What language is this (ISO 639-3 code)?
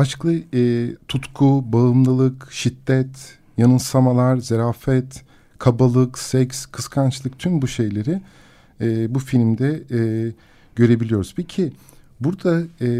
tur